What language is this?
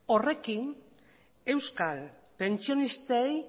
Basque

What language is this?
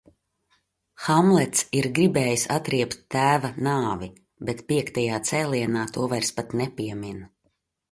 Latvian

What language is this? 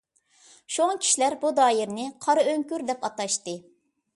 Uyghur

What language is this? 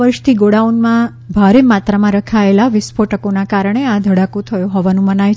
Gujarati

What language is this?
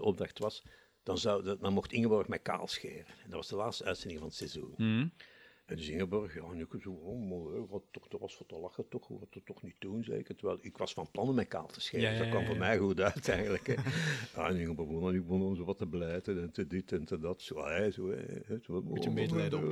Dutch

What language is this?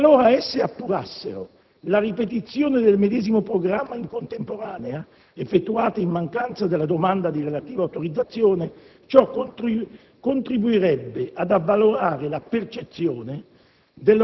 Italian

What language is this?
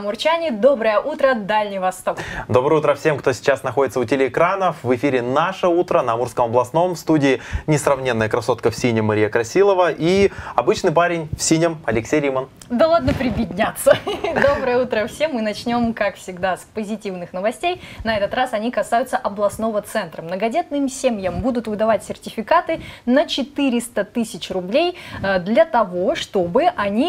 Russian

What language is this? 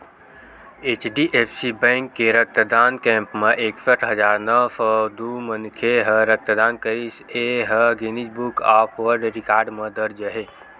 Chhattisgarhi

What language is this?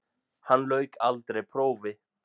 Icelandic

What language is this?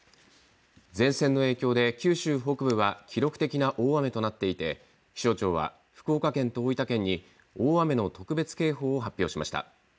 Japanese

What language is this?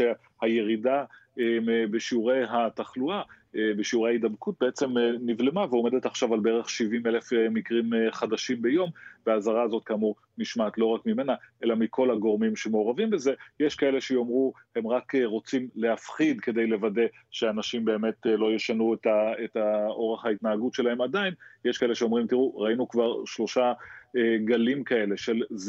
Hebrew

